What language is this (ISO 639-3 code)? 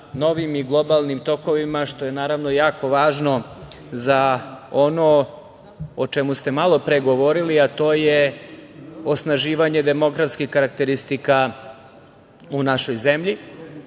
srp